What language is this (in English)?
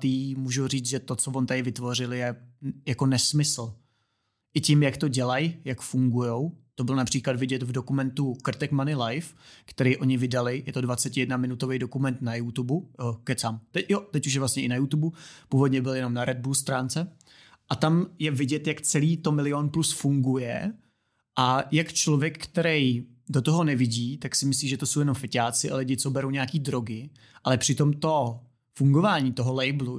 Czech